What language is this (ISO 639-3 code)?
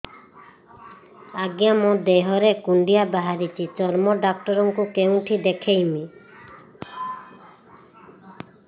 ori